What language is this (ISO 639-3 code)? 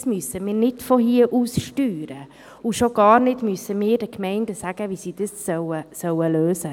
gsw